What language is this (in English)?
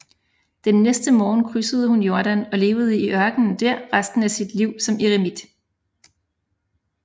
Danish